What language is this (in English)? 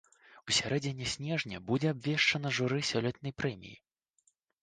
Belarusian